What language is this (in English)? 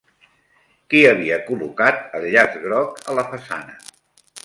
Catalan